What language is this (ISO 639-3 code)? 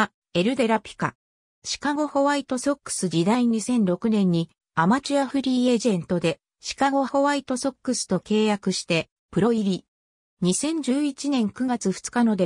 jpn